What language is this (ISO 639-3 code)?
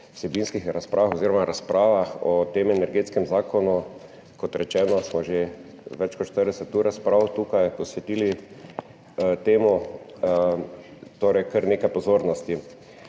slv